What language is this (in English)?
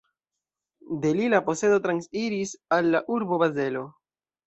Esperanto